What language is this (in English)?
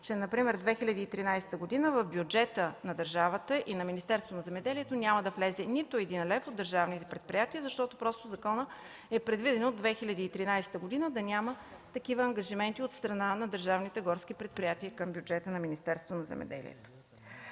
Bulgarian